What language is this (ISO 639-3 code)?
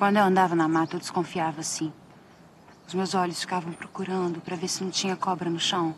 por